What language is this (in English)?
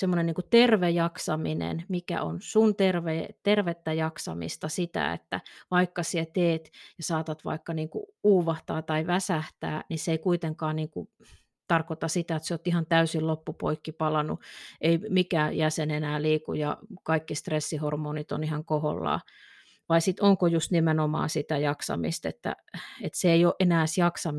Finnish